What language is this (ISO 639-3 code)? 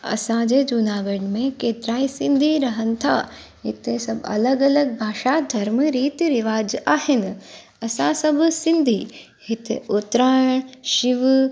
snd